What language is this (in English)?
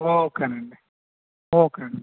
Telugu